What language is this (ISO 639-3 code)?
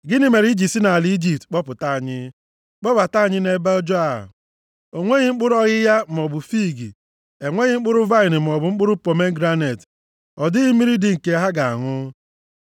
ibo